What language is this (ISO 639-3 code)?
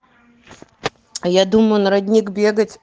rus